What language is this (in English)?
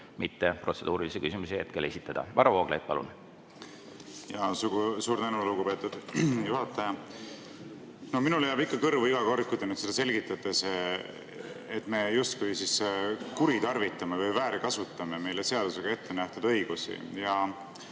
Estonian